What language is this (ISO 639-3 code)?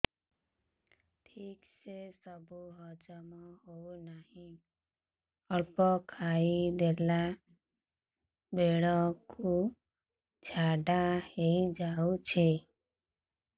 ori